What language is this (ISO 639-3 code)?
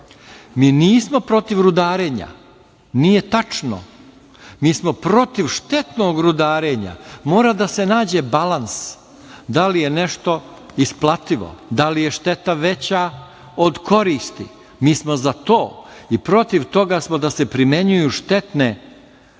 srp